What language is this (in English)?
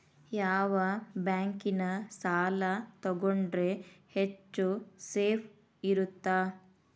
Kannada